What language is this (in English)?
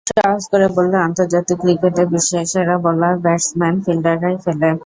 Bangla